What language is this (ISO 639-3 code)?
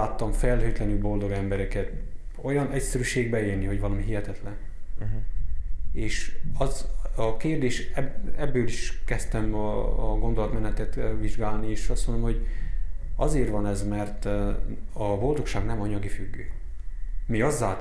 hun